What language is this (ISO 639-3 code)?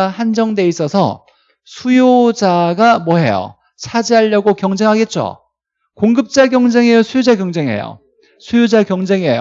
kor